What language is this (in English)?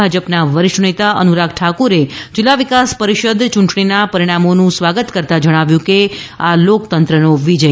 Gujarati